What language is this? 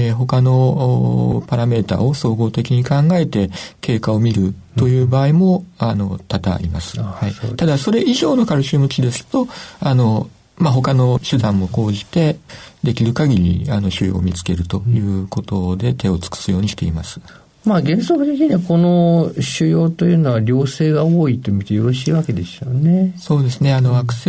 Japanese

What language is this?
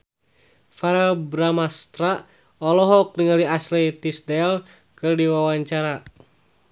Sundanese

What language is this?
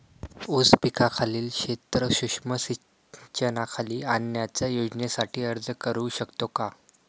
Marathi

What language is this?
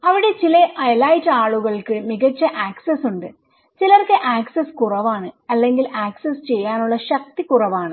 Malayalam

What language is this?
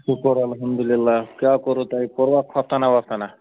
Kashmiri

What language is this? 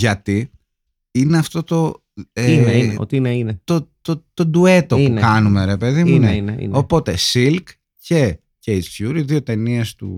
Greek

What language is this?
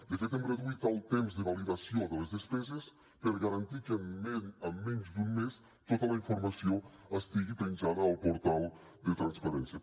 Catalan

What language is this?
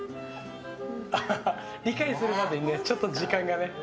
Japanese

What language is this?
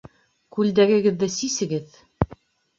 Bashkir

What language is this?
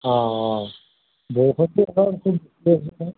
Assamese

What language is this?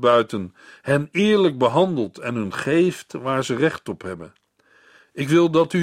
Dutch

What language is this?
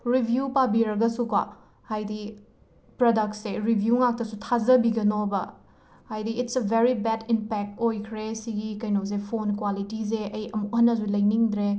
Manipuri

